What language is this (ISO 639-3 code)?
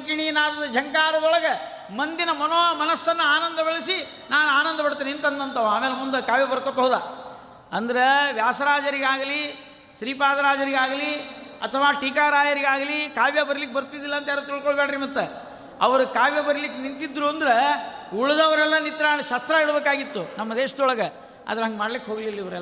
kan